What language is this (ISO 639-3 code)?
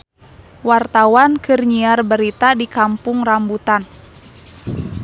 sun